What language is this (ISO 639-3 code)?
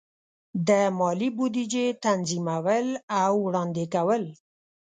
pus